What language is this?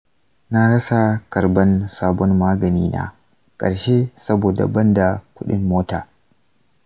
Hausa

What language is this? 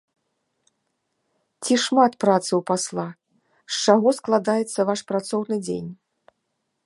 Belarusian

